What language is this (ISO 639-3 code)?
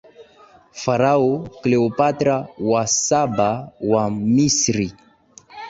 swa